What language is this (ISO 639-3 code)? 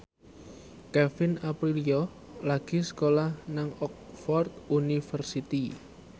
jav